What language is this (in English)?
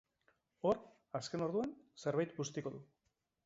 Basque